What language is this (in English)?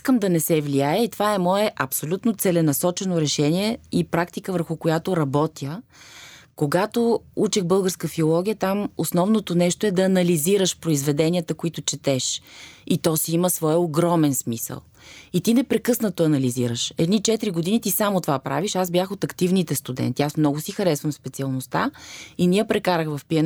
Bulgarian